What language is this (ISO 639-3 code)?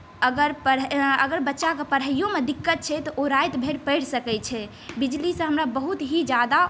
mai